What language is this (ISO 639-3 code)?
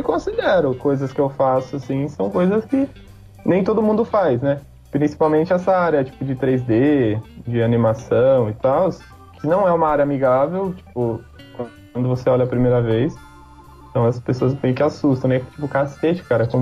por